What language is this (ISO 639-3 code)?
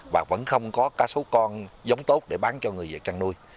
vie